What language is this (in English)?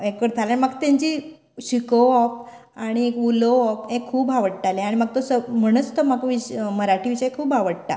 Konkani